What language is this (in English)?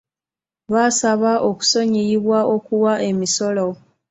Ganda